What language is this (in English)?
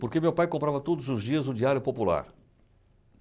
Portuguese